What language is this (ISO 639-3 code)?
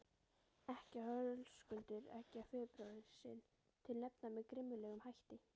isl